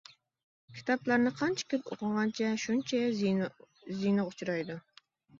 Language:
Uyghur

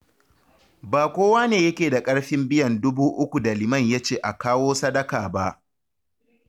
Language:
Hausa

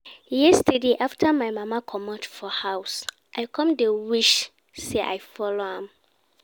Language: Nigerian Pidgin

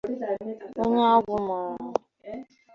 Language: Igbo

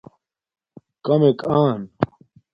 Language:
Domaaki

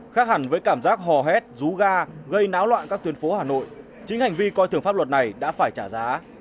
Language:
Vietnamese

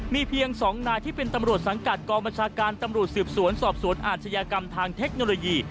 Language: Thai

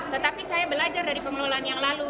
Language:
Indonesian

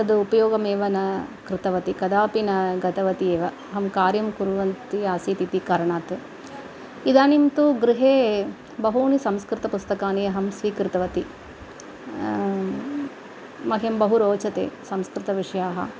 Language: Sanskrit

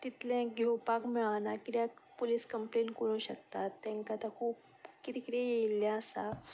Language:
Konkani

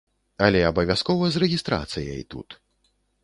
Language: Belarusian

